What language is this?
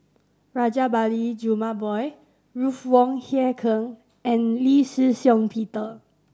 English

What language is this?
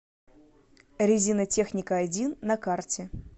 Russian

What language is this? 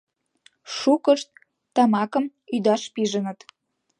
Mari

